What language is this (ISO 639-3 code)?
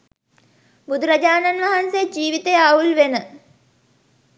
sin